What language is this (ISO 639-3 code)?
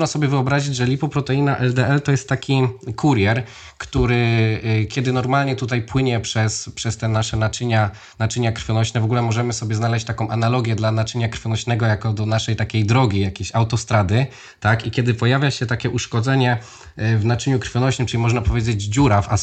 pol